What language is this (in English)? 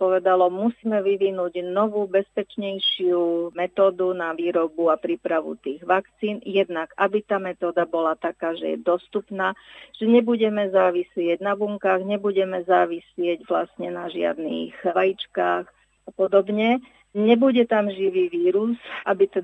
Slovak